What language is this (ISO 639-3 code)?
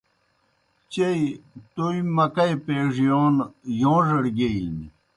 plk